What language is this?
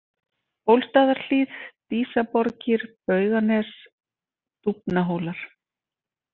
Icelandic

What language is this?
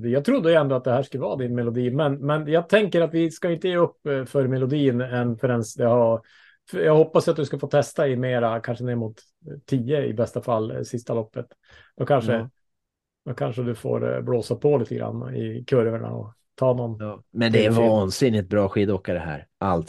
Swedish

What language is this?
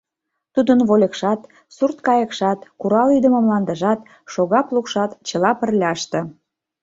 Mari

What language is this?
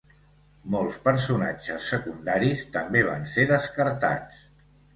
Catalan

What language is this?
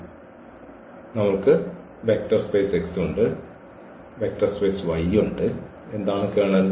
Malayalam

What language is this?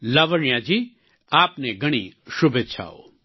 Gujarati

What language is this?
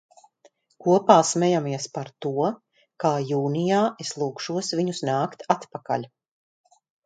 Latvian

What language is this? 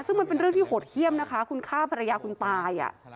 Thai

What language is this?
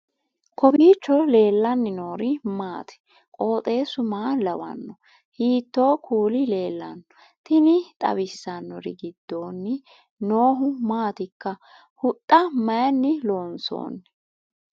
Sidamo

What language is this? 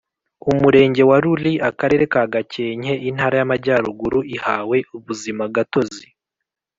Kinyarwanda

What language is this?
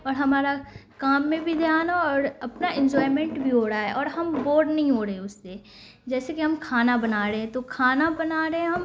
Urdu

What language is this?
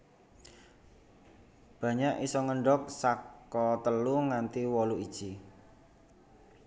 Javanese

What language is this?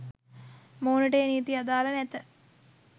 Sinhala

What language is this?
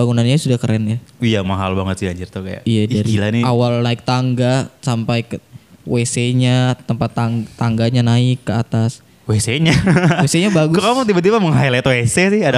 Indonesian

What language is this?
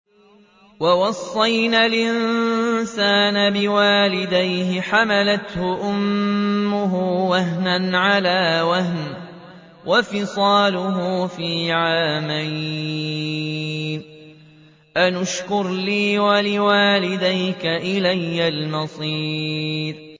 Arabic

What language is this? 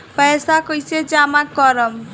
Bhojpuri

